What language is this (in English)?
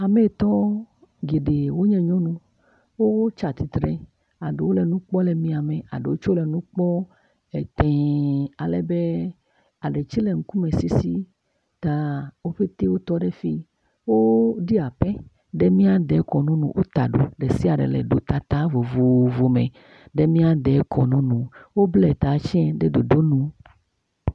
Ewe